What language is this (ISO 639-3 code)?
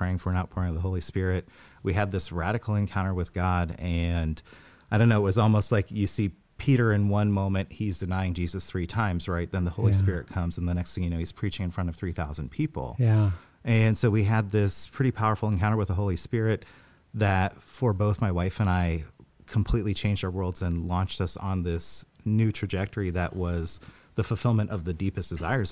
eng